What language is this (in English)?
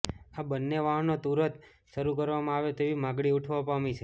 Gujarati